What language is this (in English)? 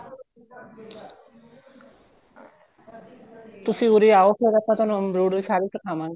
Punjabi